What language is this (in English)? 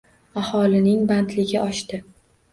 Uzbek